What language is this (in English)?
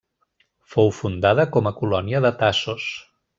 Catalan